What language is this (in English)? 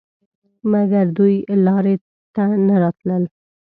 Pashto